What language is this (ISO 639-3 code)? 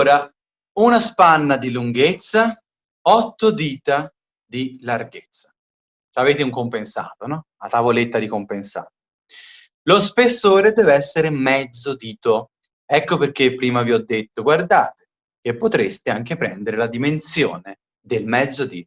ita